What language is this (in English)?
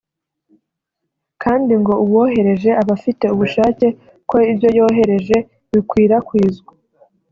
Kinyarwanda